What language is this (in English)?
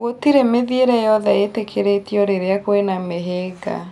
Kikuyu